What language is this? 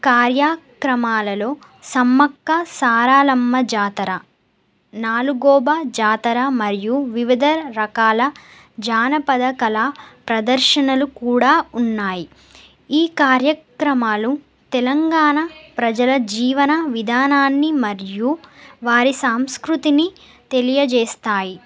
Telugu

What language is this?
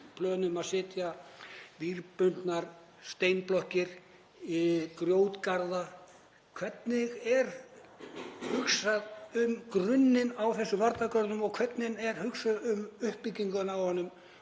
Icelandic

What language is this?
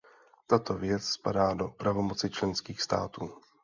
Czech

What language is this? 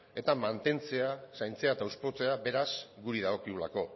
Basque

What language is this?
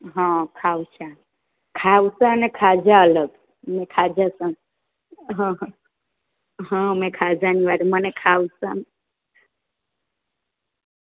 Gujarati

